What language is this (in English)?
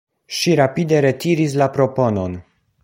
Esperanto